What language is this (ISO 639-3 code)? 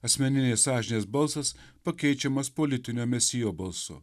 lit